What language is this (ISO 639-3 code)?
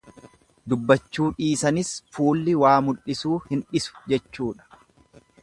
orm